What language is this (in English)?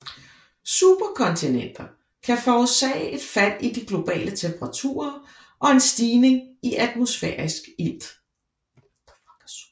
Danish